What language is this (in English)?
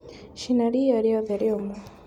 Kikuyu